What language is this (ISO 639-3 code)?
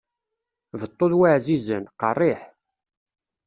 kab